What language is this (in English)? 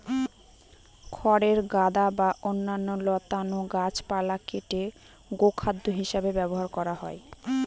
Bangla